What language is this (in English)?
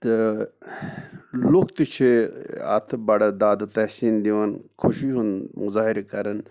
Kashmiri